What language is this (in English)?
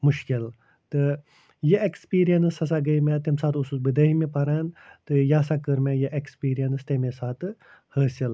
Kashmiri